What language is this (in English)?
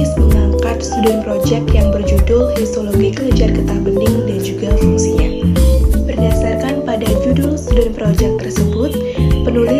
Indonesian